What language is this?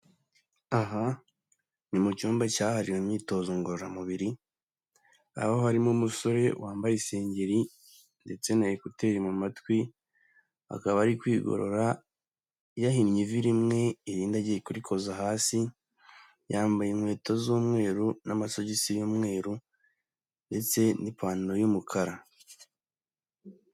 Kinyarwanda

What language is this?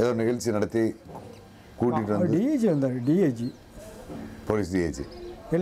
Tamil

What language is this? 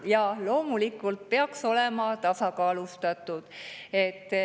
Estonian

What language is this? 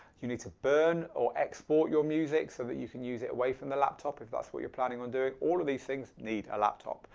English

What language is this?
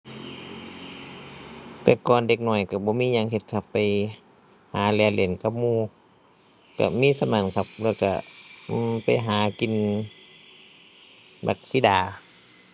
Thai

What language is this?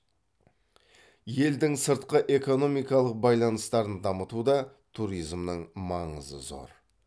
Kazakh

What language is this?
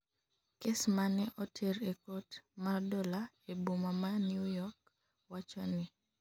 Luo (Kenya and Tanzania)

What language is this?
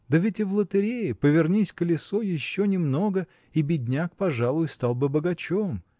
Russian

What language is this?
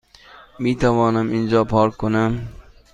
Persian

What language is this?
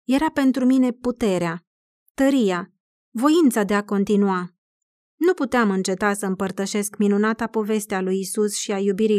Romanian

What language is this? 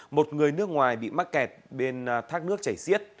Vietnamese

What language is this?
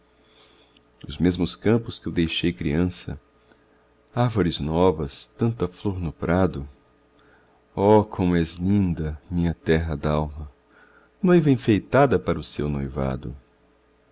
Portuguese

